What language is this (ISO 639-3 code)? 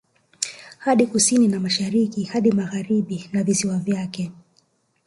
swa